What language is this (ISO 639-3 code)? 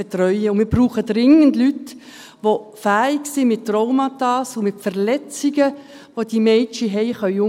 gsw